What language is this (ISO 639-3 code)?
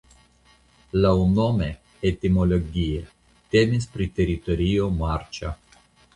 epo